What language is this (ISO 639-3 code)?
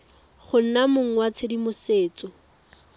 tsn